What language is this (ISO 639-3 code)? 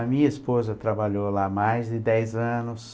por